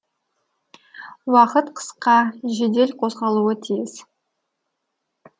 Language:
Kazakh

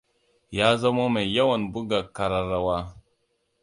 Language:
Hausa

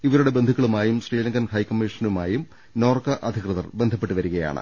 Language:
Malayalam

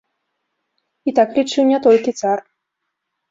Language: Belarusian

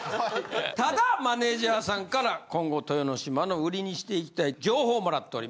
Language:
Japanese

